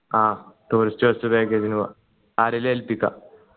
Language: Malayalam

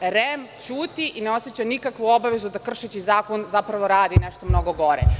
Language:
Serbian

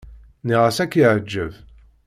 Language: Kabyle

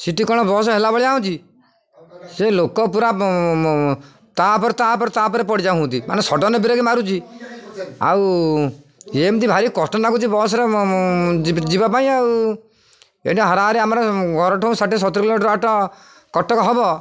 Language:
Odia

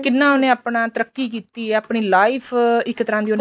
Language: Punjabi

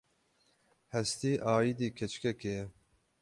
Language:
Kurdish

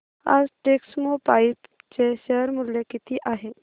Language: Marathi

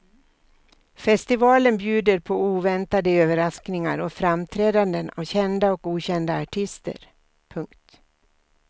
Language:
Swedish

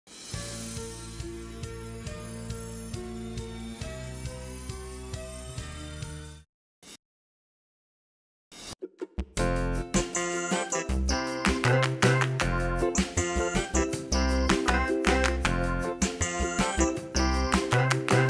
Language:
English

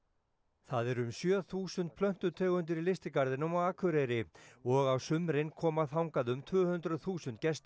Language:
Icelandic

